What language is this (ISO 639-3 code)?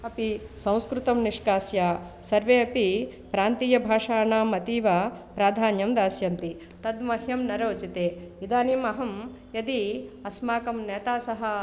san